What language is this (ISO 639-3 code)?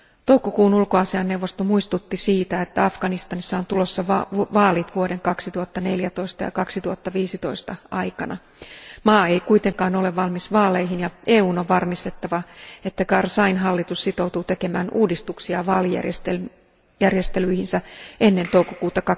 fin